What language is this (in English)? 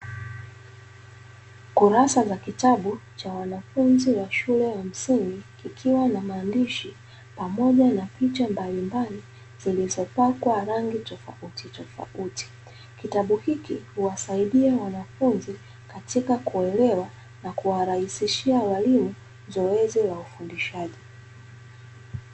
Swahili